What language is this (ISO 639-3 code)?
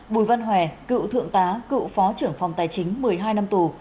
vie